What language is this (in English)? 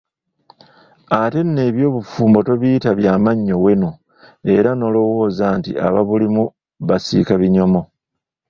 Ganda